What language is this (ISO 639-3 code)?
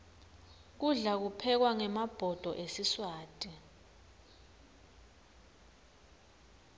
ssw